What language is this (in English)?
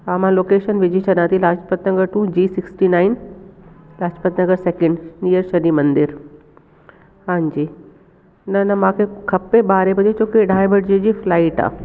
Sindhi